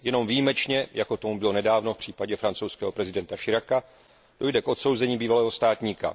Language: Czech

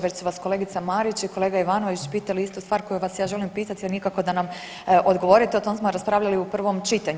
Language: Croatian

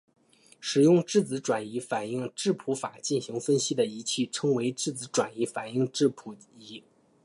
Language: Chinese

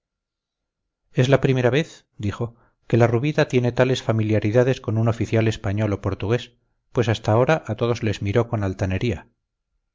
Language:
Spanish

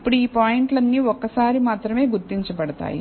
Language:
Telugu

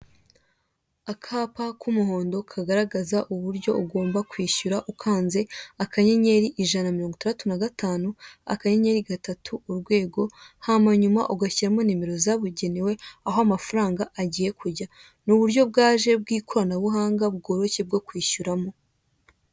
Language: Kinyarwanda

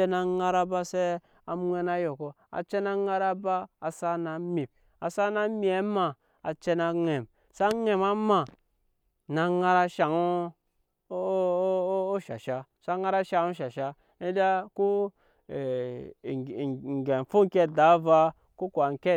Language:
Nyankpa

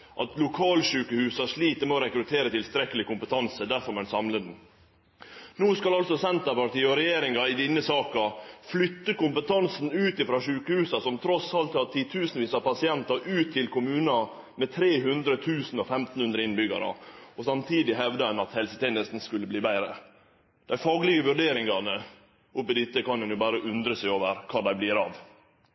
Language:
Norwegian Nynorsk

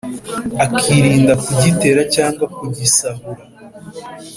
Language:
Kinyarwanda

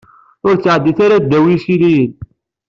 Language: Kabyle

